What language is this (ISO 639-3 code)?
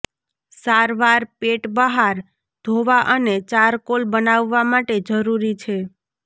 guj